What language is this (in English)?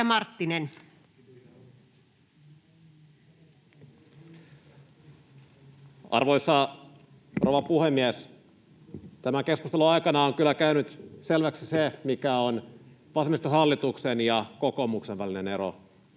Finnish